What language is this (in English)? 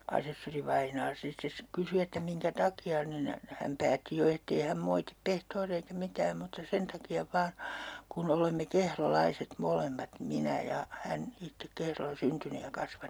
Finnish